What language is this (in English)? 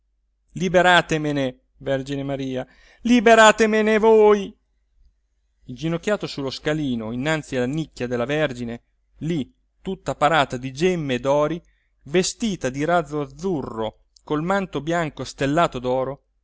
Italian